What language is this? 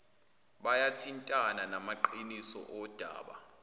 Zulu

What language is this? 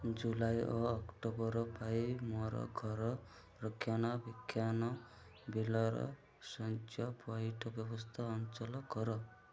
Odia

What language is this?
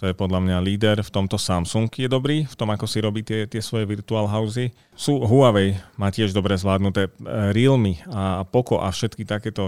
Slovak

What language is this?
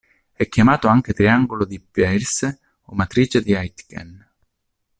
Italian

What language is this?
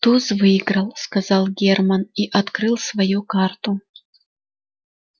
Russian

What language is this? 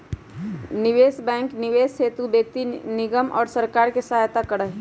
Magahi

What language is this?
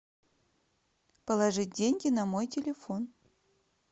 Russian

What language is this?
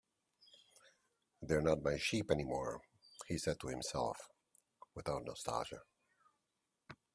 English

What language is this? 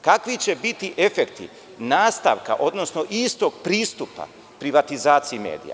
Serbian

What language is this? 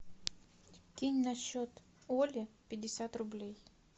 Russian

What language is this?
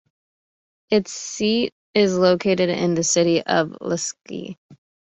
English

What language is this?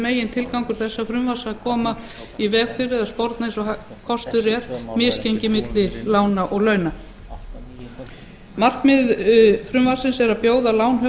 Icelandic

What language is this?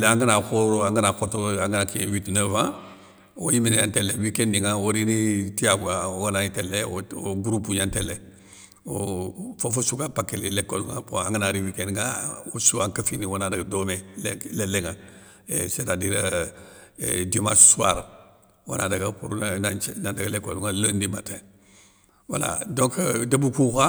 Soninke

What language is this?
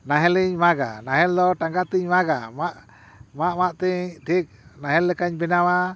Santali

